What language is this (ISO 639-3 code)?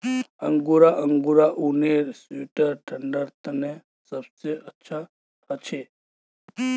mag